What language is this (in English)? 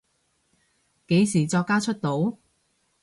Cantonese